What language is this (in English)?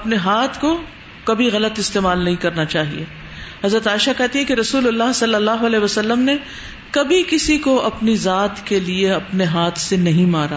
Urdu